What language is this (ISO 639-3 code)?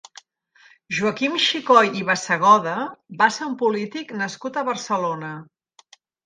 cat